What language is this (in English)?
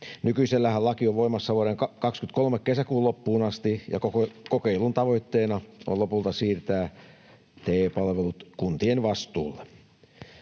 Finnish